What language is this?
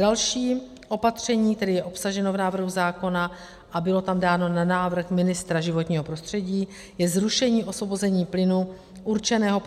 Czech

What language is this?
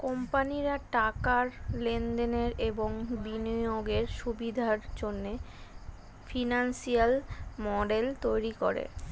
Bangla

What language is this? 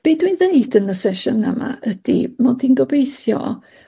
Welsh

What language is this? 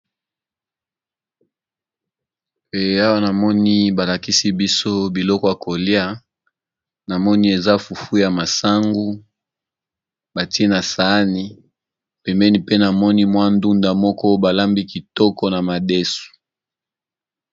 Lingala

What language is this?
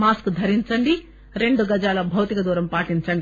Telugu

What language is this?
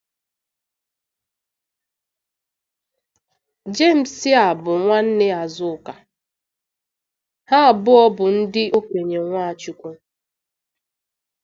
Igbo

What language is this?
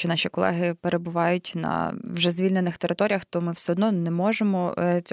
Ukrainian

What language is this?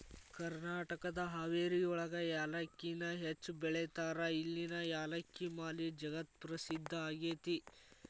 Kannada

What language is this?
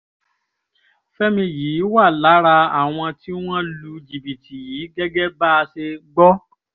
Yoruba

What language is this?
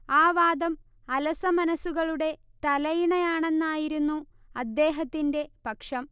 Malayalam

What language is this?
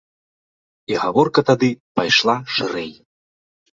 Belarusian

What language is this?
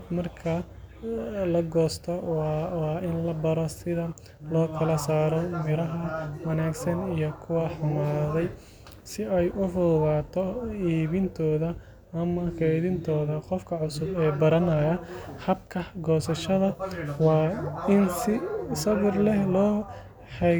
Somali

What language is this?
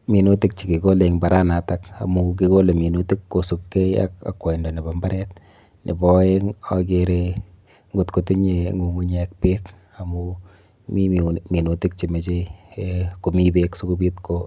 Kalenjin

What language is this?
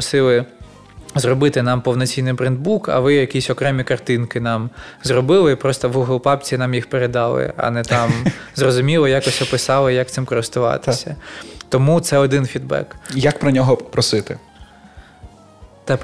Ukrainian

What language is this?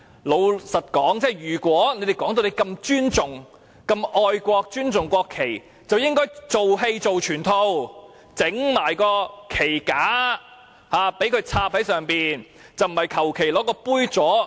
Cantonese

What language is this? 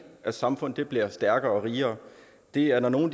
Danish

